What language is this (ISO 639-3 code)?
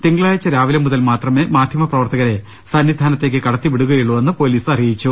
mal